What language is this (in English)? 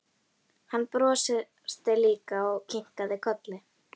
Icelandic